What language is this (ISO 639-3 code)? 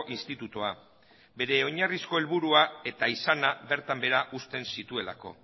eus